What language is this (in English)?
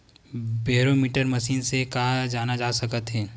Chhattisgarhi